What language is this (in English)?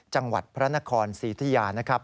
Thai